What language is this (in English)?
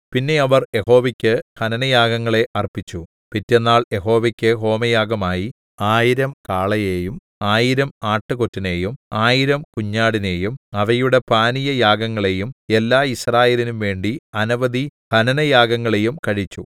Malayalam